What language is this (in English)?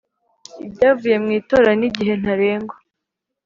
Kinyarwanda